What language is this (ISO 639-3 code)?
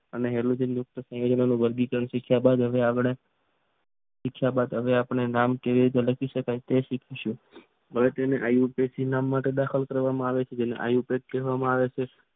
guj